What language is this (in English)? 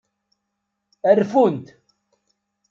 Kabyle